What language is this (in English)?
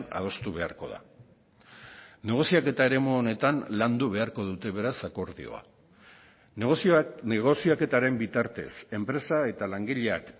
Basque